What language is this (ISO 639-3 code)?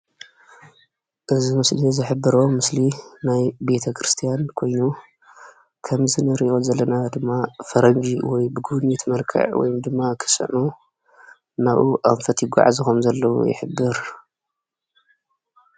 tir